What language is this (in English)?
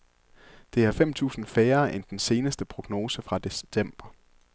Danish